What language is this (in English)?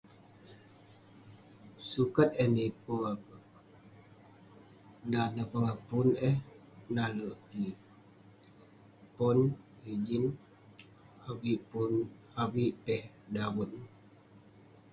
Western Penan